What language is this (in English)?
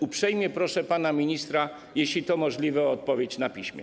Polish